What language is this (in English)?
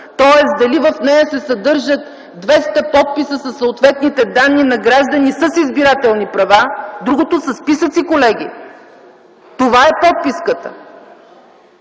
Bulgarian